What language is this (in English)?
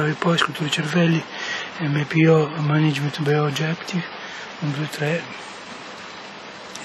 Italian